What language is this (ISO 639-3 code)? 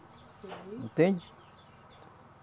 por